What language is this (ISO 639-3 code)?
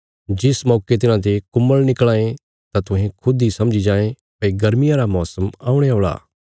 kfs